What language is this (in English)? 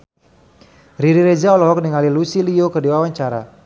Sundanese